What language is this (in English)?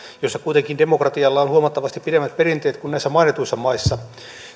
Finnish